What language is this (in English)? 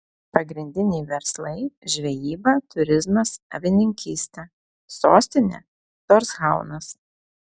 Lithuanian